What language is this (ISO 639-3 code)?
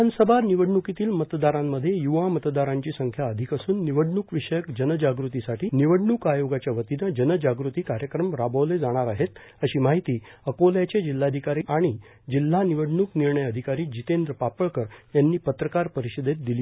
mar